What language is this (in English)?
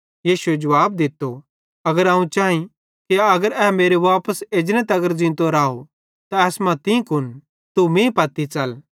Bhadrawahi